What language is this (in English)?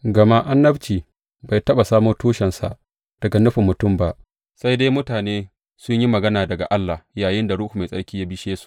Hausa